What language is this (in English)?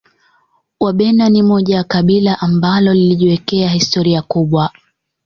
Swahili